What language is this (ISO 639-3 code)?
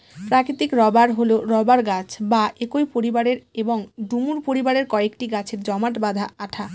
ben